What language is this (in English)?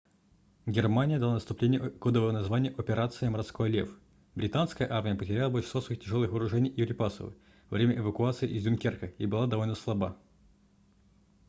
Russian